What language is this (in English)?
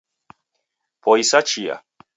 Taita